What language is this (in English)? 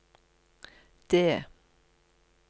Norwegian